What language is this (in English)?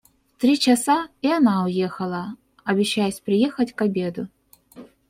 Russian